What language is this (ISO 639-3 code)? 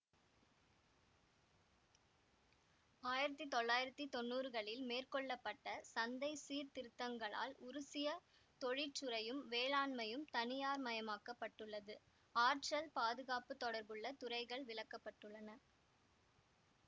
tam